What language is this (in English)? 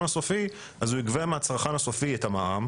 Hebrew